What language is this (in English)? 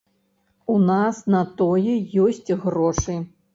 Belarusian